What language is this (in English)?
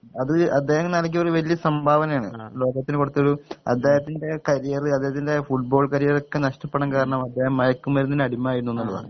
Malayalam